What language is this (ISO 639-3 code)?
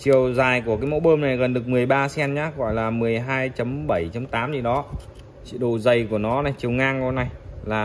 vie